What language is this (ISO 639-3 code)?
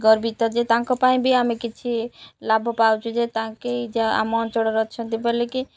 ori